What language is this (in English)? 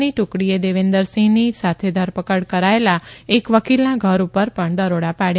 Gujarati